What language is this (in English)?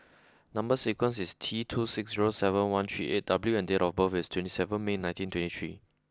English